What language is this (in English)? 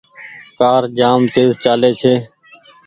Goaria